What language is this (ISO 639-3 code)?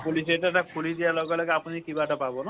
asm